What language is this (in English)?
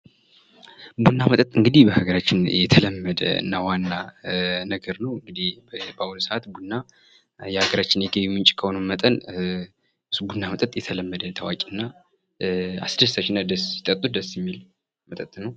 Amharic